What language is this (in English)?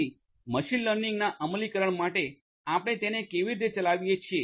Gujarati